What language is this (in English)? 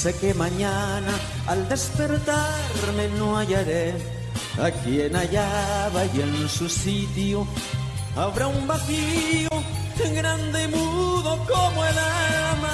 Spanish